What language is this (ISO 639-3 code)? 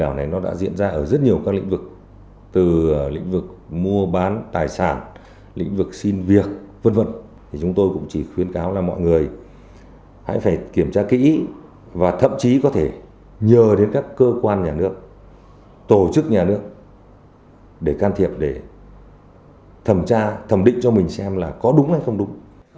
vie